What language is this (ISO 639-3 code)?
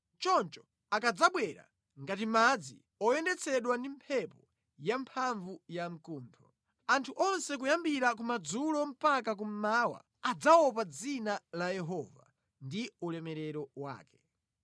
nya